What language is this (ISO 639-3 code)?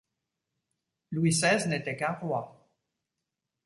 fra